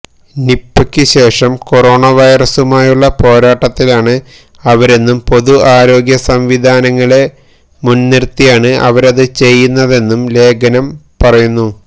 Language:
Malayalam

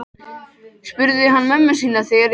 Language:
Icelandic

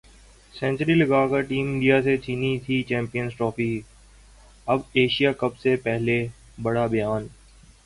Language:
Urdu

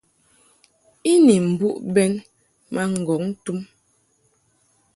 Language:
Mungaka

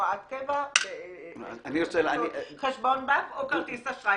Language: Hebrew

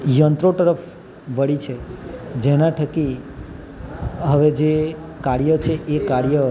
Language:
Gujarati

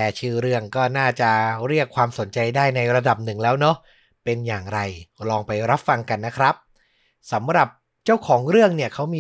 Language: Thai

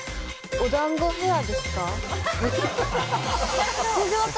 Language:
Japanese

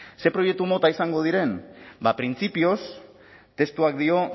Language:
Basque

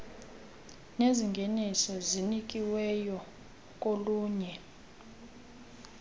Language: Xhosa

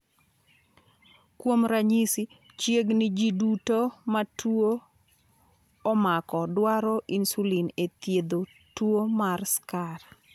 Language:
Luo (Kenya and Tanzania)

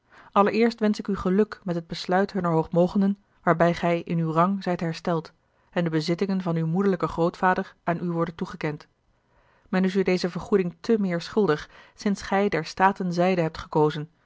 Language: Dutch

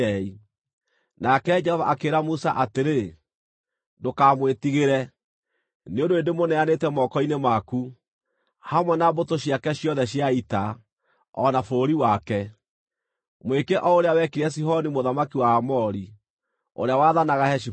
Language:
Kikuyu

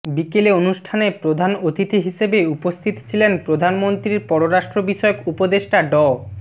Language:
Bangla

